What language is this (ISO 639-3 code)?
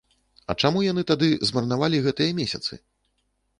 bel